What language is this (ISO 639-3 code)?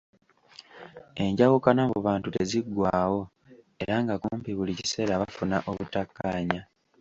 lug